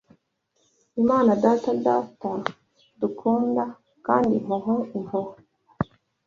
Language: Kinyarwanda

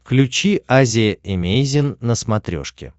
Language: Russian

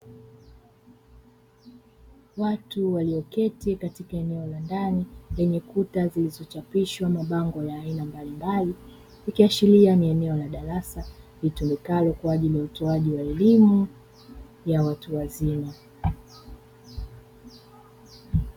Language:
Swahili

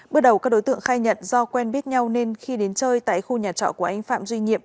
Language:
Vietnamese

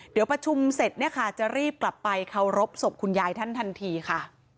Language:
Thai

